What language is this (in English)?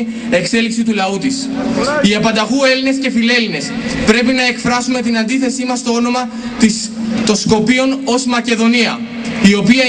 Greek